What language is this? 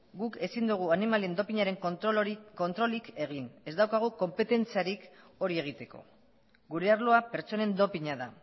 Basque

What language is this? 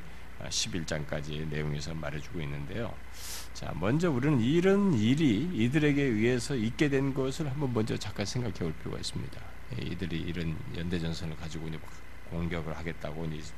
Korean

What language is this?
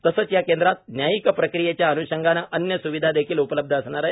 Marathi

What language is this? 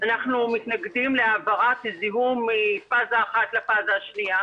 Hebrew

